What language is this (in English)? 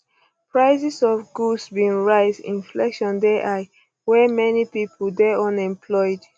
Nigerian Pidgin